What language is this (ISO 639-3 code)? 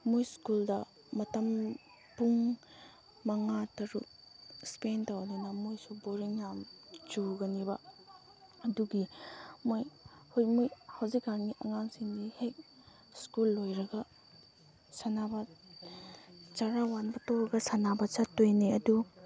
mni